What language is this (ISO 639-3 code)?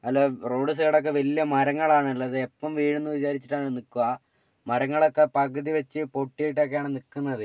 mal